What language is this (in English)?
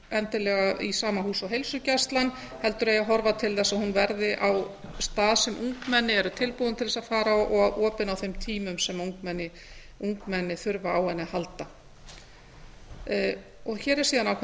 Icelandic